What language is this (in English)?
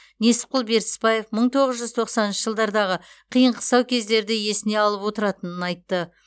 Kazakh